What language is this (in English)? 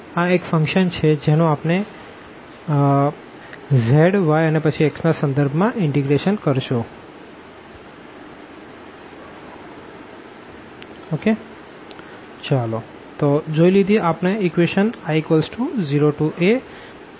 Gujarati